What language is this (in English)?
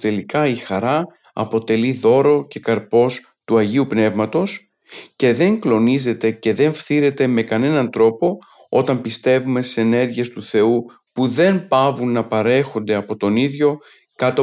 Greek